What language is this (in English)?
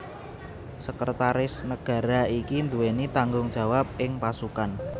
Javanese